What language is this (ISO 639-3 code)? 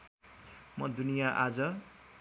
nep